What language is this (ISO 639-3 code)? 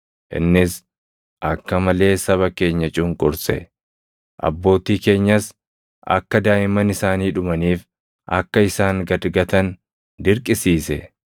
orm